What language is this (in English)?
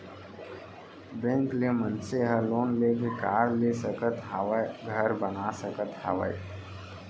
Chhattisgarhi